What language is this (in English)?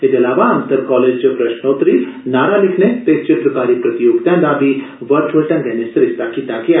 Dogri